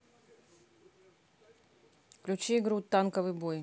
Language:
Russian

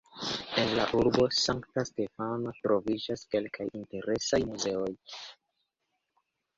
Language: Esperanto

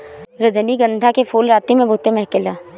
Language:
Bhojpuri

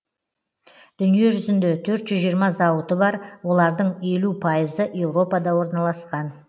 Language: Kazakh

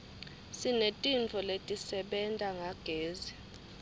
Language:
Swati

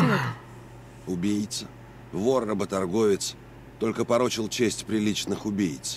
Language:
Russian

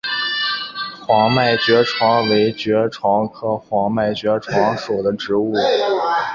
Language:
Chinese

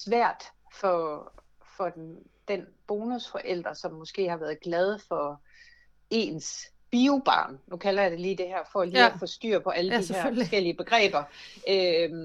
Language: Danish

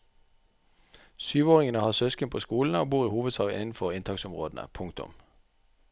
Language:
Norwegian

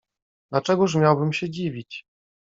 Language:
Polish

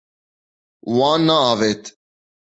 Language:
Kurdish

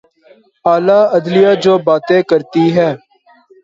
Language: Urdu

